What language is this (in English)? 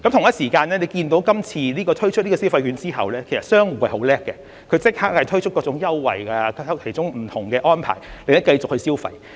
Cantonese